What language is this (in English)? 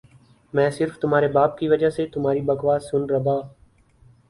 Urdu